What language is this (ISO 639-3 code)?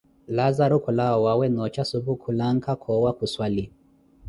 eko